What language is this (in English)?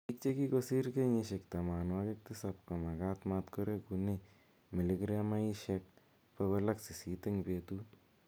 Kalenjin